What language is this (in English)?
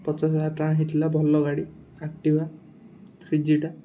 Odia